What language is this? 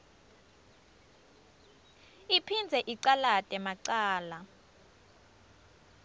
Swati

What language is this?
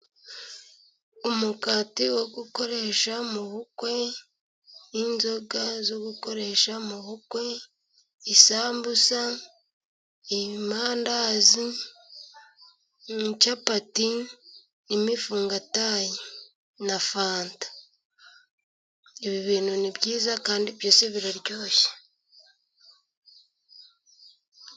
Kinyarwanda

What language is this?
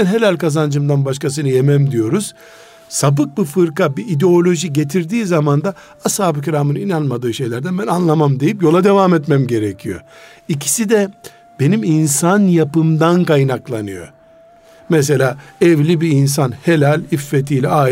Turkish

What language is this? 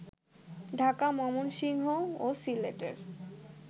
Bangla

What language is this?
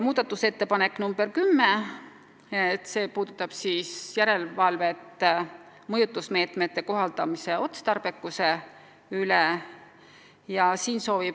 Estonian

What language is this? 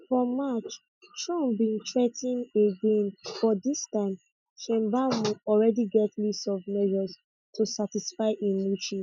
Nigerian Pidgin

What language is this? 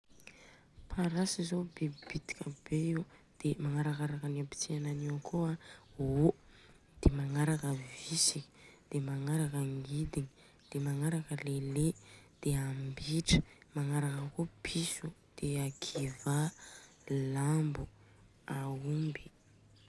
Southern Betsimisaraka Malagasy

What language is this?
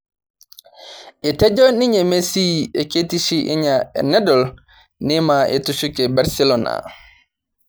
Masai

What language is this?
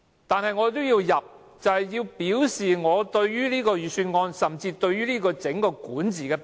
Cantonese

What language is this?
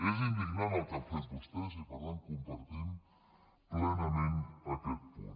Catalan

